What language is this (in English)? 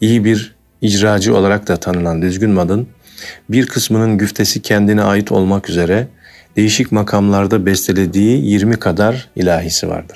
Turkish